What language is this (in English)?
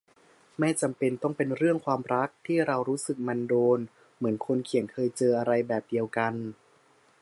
Thai